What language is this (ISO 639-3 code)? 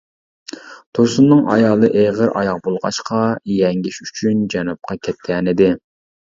uig